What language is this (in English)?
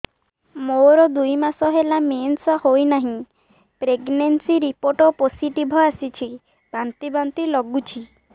Odia